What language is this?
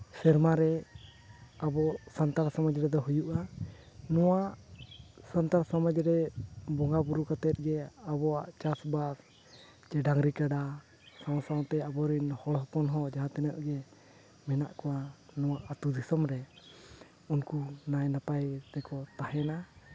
Santali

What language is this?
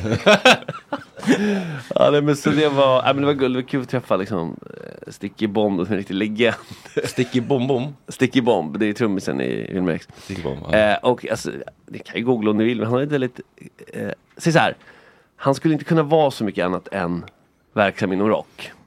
Swedish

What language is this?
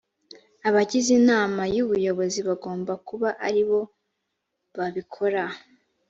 Kinyarwanda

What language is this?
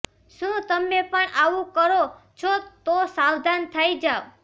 Gujarati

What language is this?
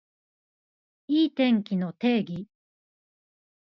Japanese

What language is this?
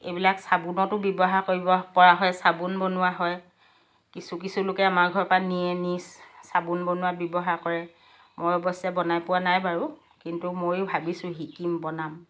Assamese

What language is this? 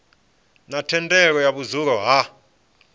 Venda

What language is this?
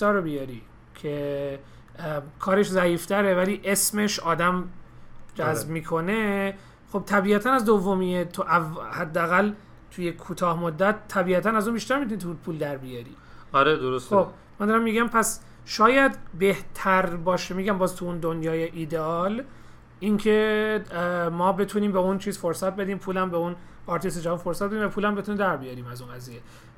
Persian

